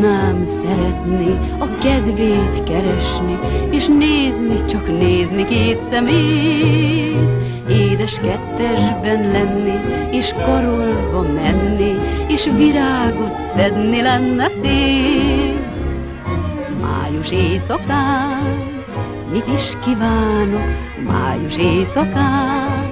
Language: Hungarian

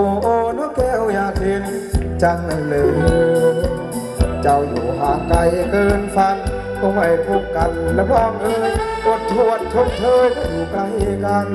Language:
Thai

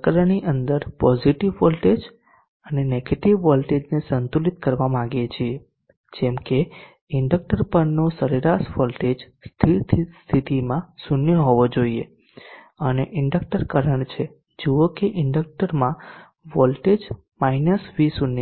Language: Gujarati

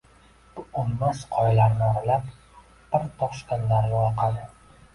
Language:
Uzbek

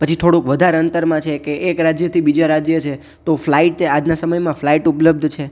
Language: Gujarati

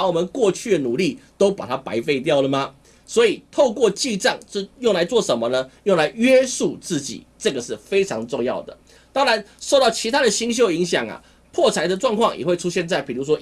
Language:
Chinese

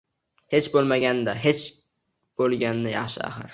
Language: Uzbek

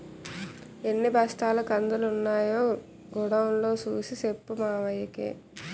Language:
Telugu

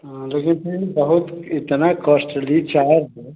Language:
Hindi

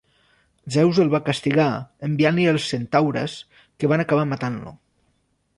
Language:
Catalan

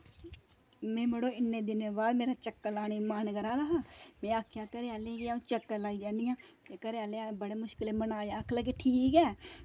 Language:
Dogri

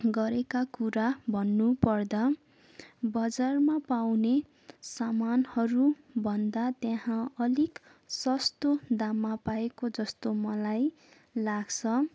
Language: Nepali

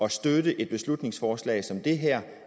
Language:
Danish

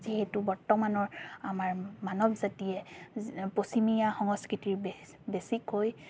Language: Assamese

